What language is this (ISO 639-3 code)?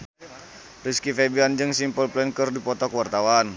sun